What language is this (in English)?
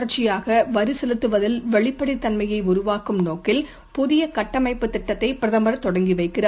Tamil